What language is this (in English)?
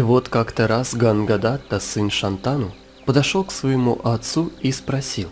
Russian